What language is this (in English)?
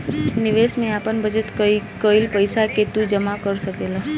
Bhojpuri